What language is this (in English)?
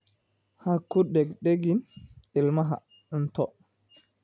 Somali